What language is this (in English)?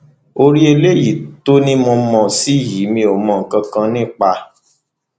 Yoruba